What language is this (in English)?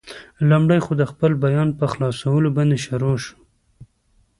Pashto